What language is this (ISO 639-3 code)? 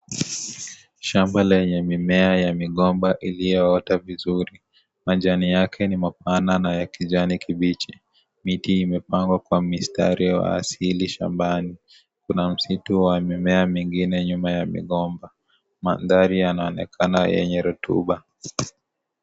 swa